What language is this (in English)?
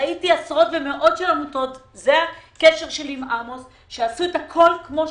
Hebrew